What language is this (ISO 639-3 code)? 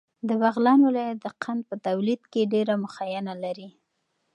pus